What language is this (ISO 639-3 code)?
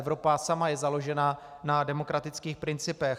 ces